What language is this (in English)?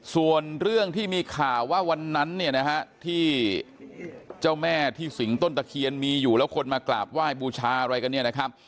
Thai